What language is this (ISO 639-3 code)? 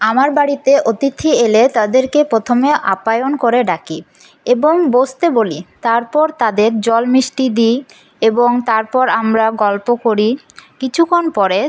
ben